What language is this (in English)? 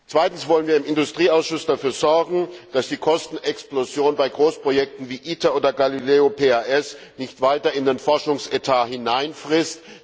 German